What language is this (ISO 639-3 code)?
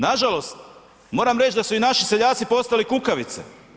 hrv